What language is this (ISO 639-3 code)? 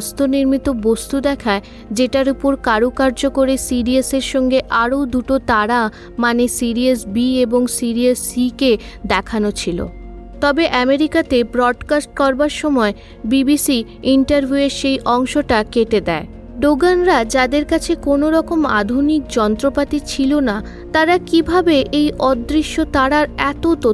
ben